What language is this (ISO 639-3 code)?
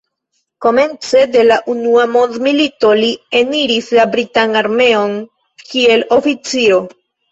epo